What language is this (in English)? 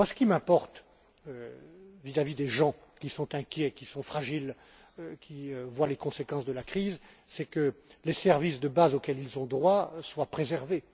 French